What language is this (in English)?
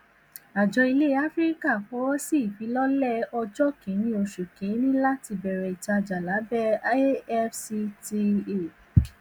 Yoruba